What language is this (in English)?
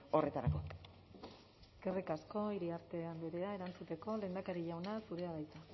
Basque